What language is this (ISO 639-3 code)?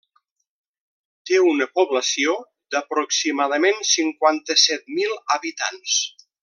cat